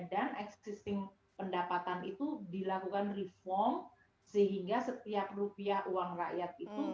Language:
Indonesian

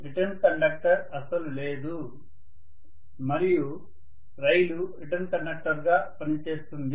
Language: Telugu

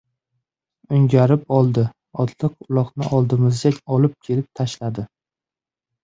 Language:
Uzbek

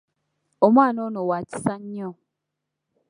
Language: Ganda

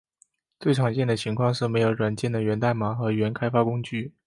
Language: Chinese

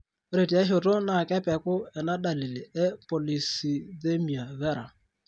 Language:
Masai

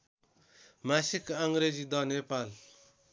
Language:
Nepali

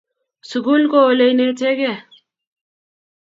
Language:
Kalenjin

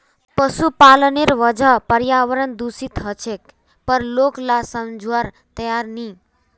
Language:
Magahi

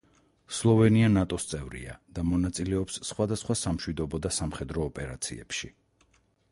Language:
Georgian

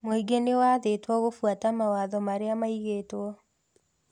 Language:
Kikuyu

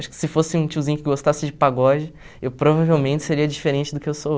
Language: Portuguese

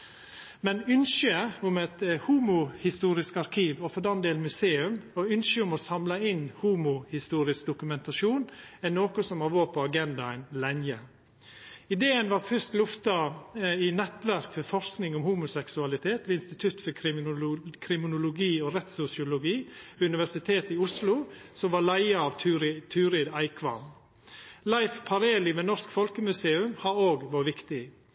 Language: Norwegian Nynorsk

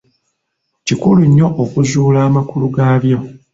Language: Ganda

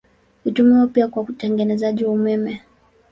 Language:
Swahili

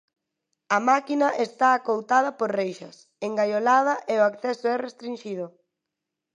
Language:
Galician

